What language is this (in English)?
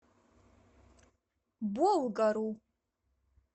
Russian